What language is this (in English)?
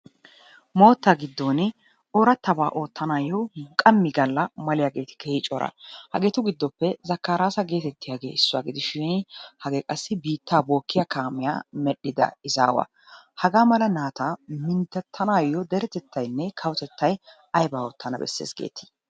Wolaytta